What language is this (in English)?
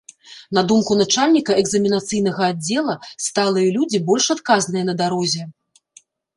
Belarusian